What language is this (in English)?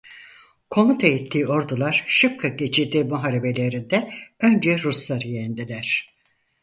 Turkish